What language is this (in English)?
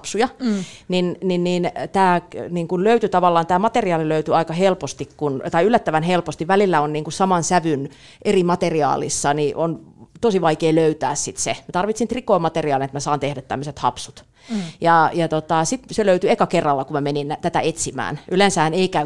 Finnish